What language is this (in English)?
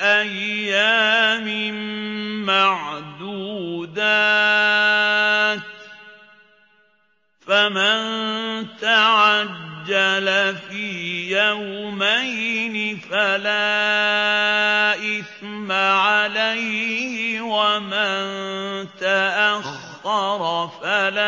Arabic